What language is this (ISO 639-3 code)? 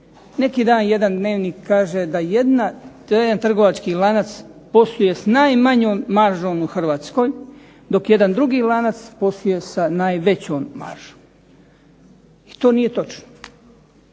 hrv